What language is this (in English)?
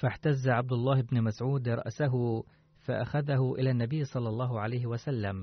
Arabic